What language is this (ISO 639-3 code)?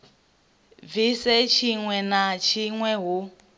ven